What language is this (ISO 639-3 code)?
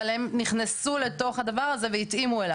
heb